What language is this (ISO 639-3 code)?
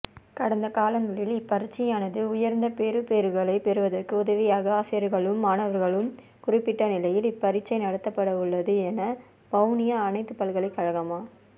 tam